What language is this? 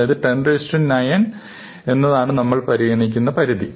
Malayalam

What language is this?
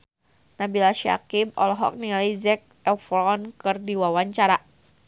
Sundanese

